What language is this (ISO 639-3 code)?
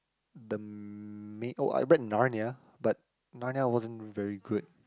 eng